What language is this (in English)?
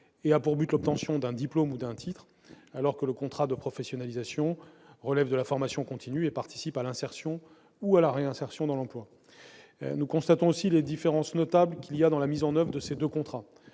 French